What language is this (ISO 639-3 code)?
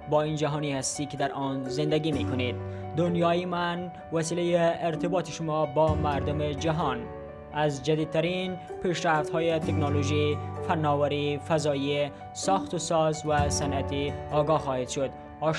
fas